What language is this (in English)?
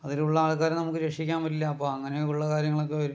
Malayalam